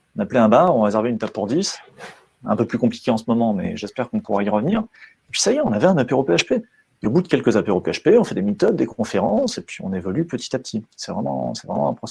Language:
French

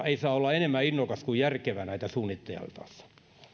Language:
Finnish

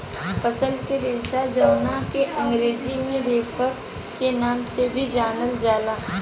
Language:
Bhojpuri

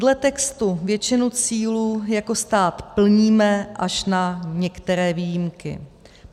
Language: Czech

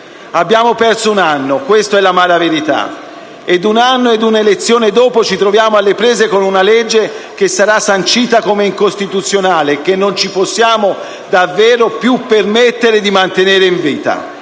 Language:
Italian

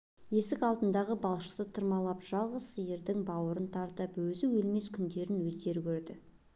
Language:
Kazakh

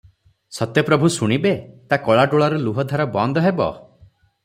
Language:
Odia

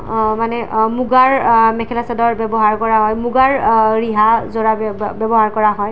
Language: Assamese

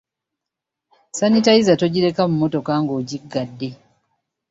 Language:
Ganda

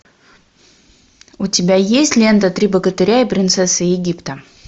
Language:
Russian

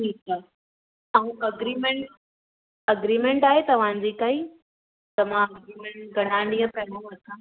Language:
Sindhi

